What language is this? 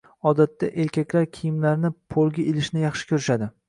Uzbek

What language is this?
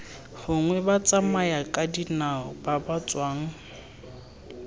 Tswana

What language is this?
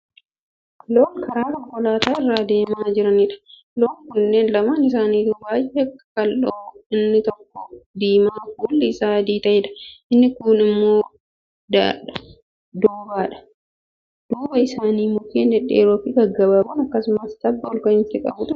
Oromo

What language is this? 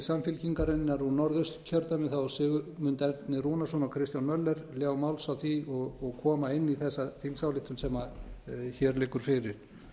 Icelandic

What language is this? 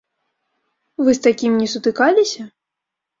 Belarusian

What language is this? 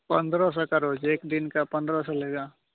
Hindi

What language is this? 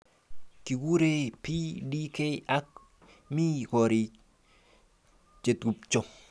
Kalenjin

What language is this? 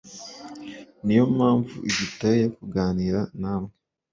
Kinyarwanda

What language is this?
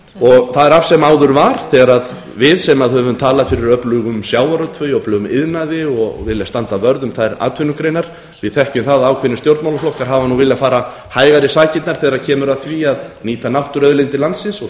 Icelandic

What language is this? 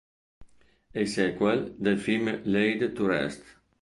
Italian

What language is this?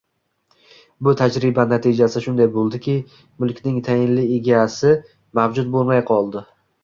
Uzbek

